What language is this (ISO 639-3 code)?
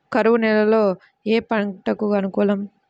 tel